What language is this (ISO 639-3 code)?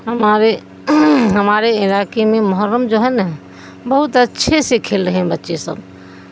urd